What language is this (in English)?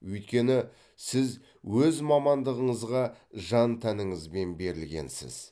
Kazakh